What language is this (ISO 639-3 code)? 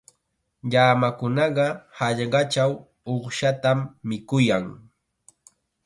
qxa